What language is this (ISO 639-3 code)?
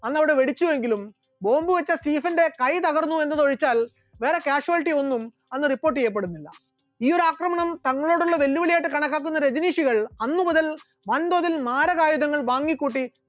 mal